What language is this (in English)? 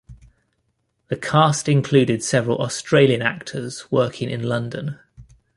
English